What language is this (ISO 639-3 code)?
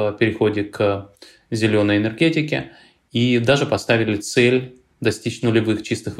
rus